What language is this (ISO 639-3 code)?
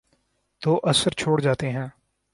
urd